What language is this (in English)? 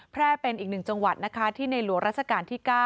Thai